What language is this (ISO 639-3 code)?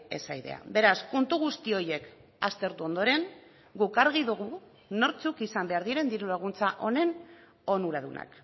eus